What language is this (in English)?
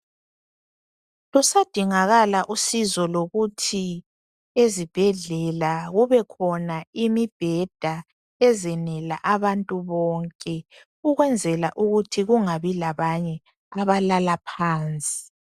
North Ndebele